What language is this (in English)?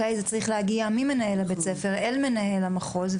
Hebrew